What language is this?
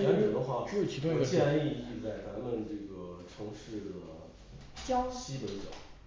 Chinese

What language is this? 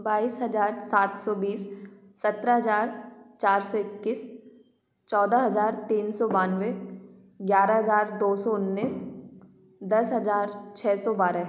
Hindi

